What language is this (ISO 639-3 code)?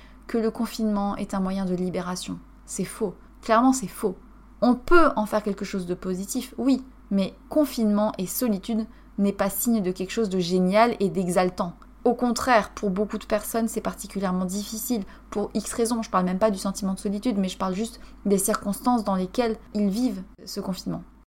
fra